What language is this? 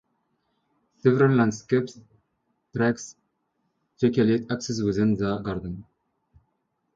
English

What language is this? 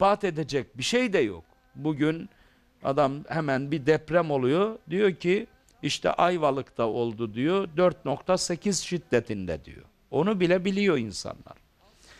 Turkish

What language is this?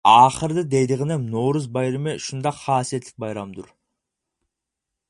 Uyghur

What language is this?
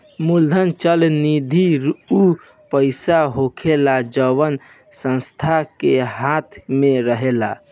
Bhojpuri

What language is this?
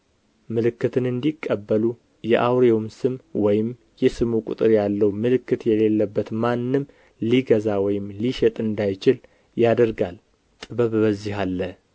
Amharic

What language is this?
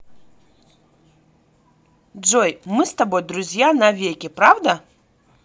Russian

